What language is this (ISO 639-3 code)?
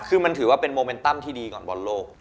tha